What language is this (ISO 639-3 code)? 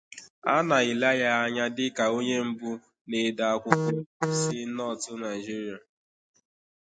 ibo